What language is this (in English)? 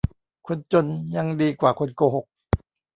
Thai